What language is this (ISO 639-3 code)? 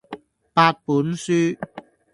yue